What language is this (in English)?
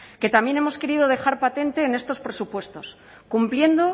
Spanish